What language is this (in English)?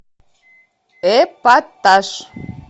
Russian